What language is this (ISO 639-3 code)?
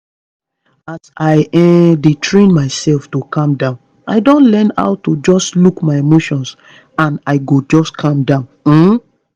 pcm